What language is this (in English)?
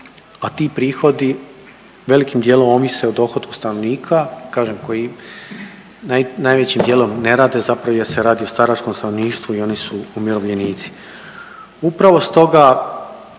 Croatian